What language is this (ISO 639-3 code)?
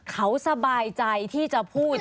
tha